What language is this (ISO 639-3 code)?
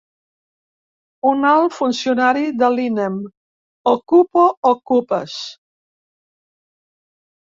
cat